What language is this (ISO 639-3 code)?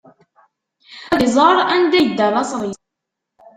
kab